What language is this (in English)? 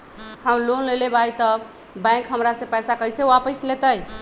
Magahi